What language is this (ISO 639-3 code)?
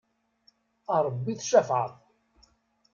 kab